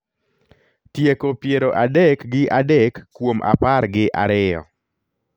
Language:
Luo (Kenya and Tanzania)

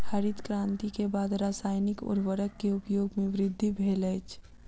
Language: Maithili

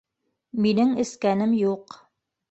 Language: Bashkir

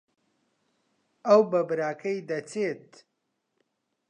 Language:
Central Kurdish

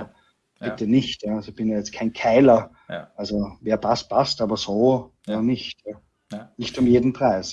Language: German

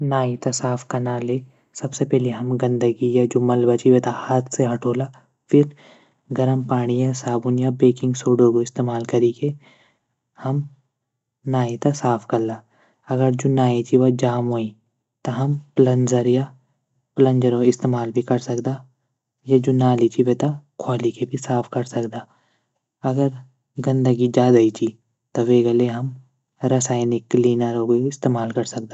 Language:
Garhwali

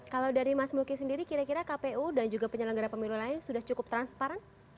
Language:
Indonesian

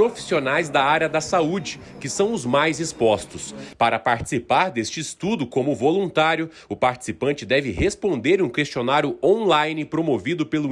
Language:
Portuguese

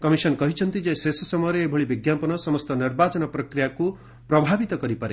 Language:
Odia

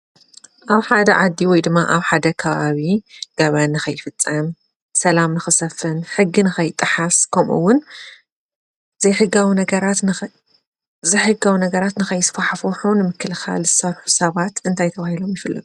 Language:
Tigrinya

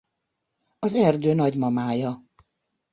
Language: Hungarian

